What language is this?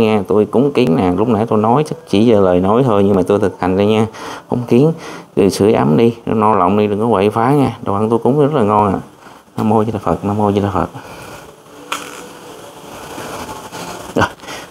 Vietnamese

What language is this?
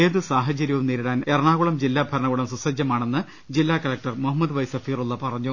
Malayalam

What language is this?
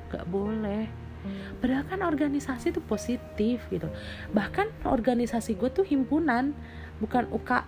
Indonesian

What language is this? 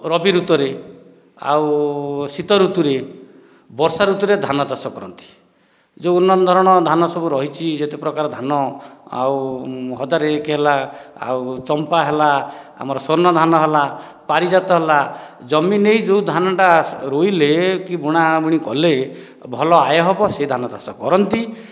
Odia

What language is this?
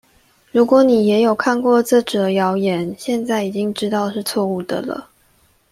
Chinese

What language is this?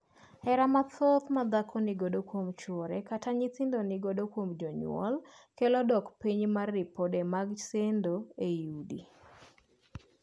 Luo (Kenya and Tanzania)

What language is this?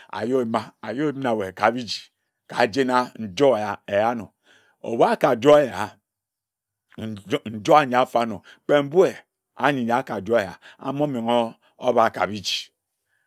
Ejagham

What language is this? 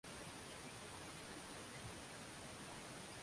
Swahili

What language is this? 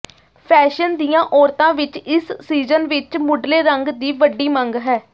Punjabi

